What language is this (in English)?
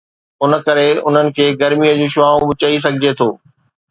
Sindhi